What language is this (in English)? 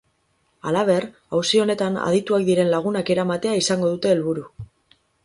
Basque